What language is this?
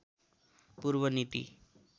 Nepali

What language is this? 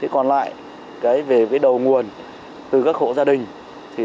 Vietnamese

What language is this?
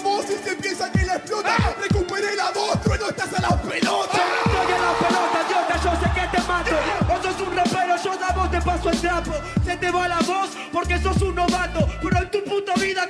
Spanish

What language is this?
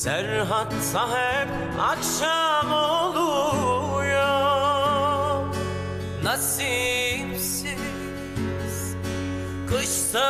Turkish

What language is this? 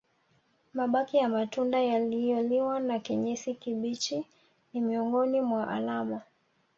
Swahili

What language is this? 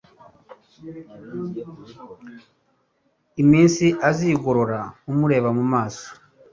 Kinyarwanda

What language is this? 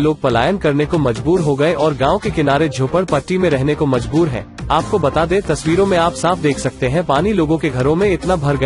Hindi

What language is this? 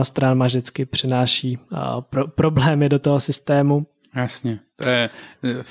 Czech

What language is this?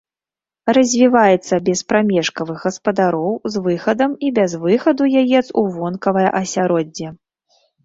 Belarusian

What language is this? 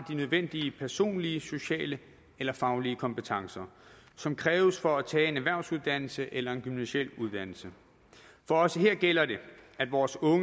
Danish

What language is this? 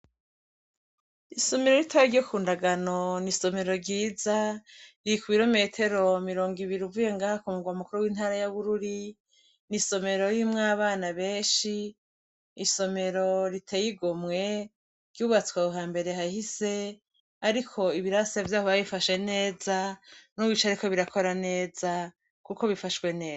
Rundi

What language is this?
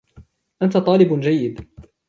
Arabic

